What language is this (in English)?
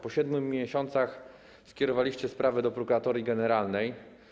Polish